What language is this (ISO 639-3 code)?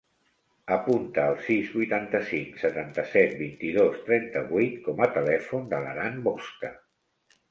cat